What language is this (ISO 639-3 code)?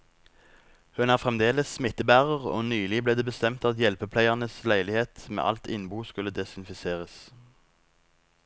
nor